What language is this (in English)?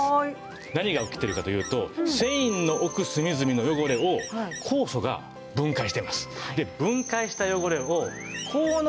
Japanese